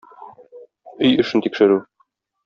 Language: Tatar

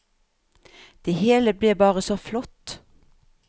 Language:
Norwegian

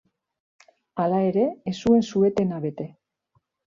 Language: Basque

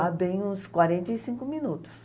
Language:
Portuguese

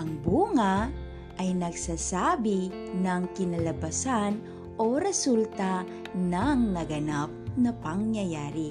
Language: Filipino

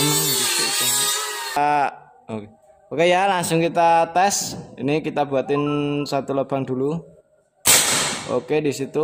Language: Indonesian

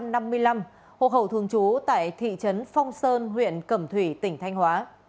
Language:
Vietnamese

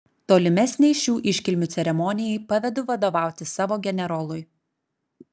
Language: Lithuanian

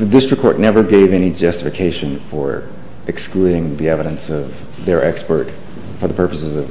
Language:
English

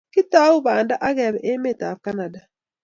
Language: Kalenjin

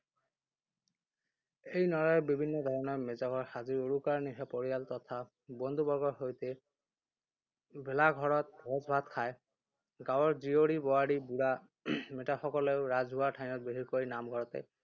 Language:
Assamese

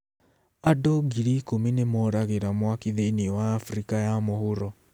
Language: Kikuyu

